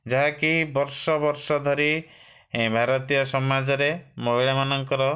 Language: Odia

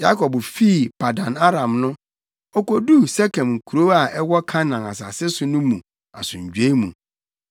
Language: Akan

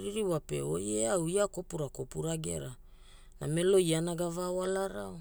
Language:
Hula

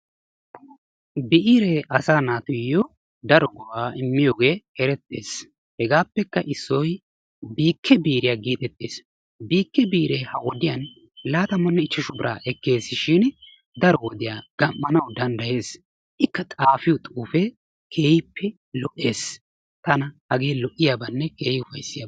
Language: Wolaytta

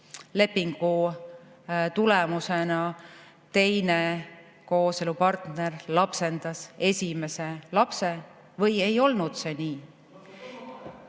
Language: Estonian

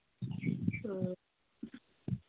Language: Manipuri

